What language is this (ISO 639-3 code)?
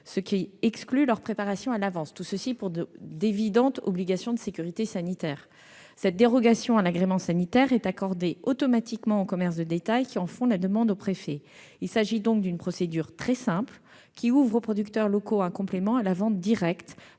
fra